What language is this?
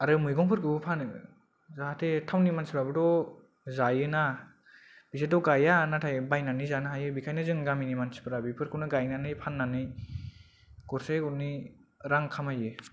Bodo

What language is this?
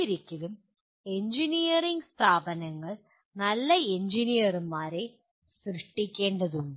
Malayalam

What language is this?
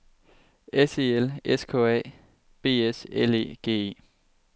Danish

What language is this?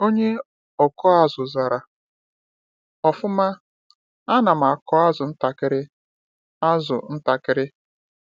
Igbo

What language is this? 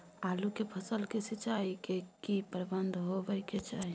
Maithili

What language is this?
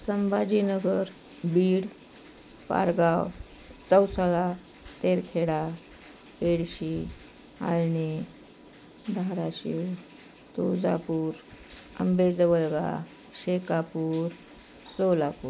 Marathi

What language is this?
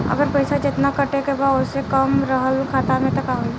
Bhojpuri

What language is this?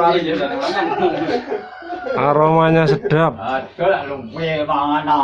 Indonesian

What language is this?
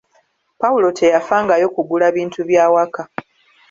Ganda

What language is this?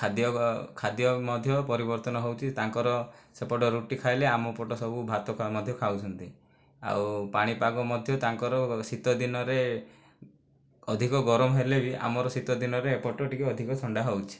Odia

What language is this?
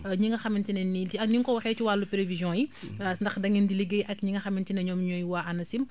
Wolof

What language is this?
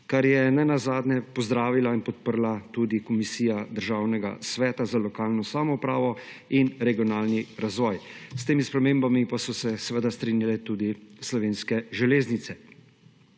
Slovenian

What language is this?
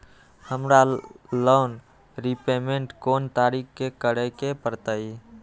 Magahi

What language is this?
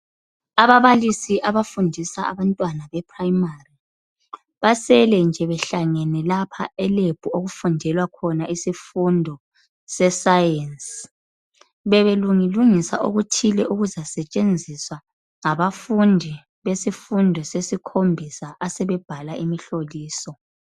North Ndebele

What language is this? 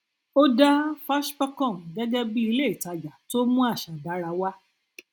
Yoruba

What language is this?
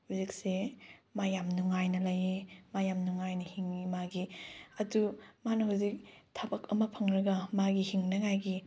Manipuri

